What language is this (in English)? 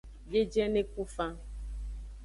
Aja (Benin)